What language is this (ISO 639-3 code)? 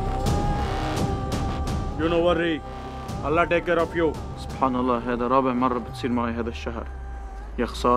eng